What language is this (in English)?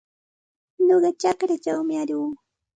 Santa Ana de Tusi Pasco Quechua